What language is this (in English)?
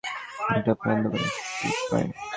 Bangla